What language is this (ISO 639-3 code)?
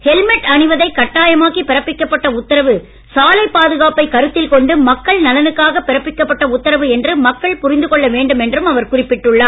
tam